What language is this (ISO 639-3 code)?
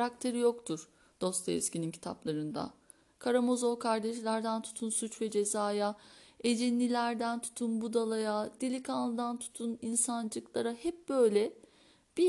tur